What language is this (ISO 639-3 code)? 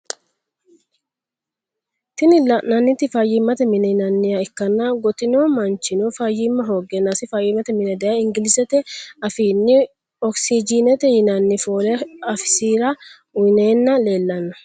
sid